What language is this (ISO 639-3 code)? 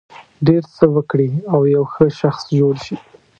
pus